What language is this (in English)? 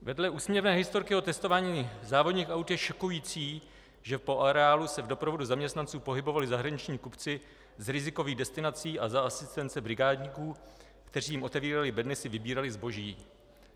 Czech